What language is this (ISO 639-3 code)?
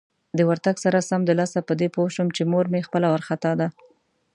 pus